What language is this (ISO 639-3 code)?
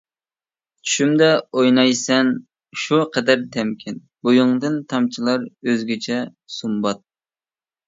uig